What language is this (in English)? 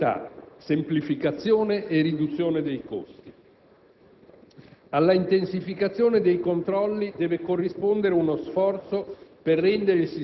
Italian